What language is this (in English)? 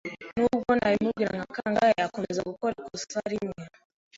Kinyarwanda